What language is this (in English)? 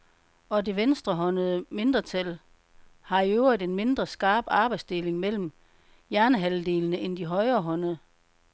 Danish